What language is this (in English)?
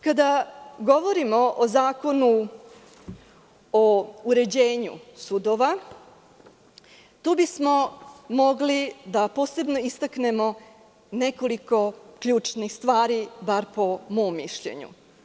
Serbian